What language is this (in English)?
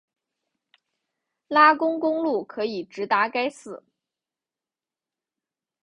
Chinese